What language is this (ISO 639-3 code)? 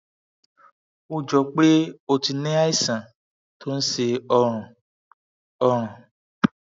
yor